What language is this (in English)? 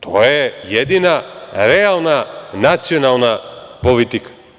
Serbian